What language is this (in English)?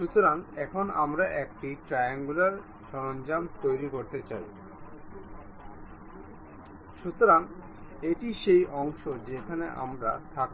Bangla